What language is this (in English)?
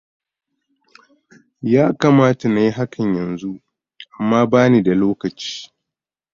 Hausa